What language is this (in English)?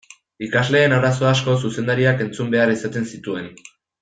Basque